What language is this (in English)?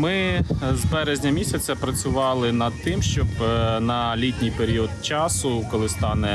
Ukrainian